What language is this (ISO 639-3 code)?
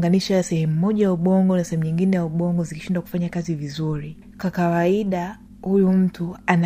swa